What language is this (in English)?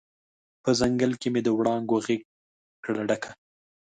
Pashto